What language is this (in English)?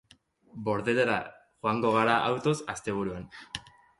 Basque